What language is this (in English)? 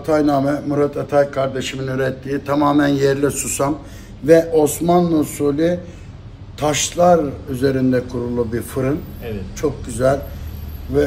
Turkish